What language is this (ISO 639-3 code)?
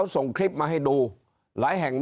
tha